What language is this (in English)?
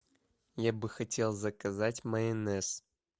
Russian